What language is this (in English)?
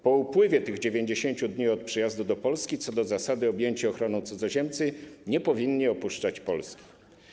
Polish